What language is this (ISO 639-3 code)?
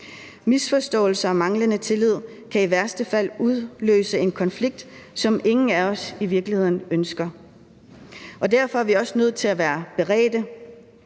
dan